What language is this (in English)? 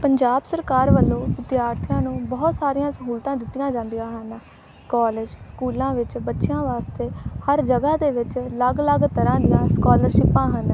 Punjabi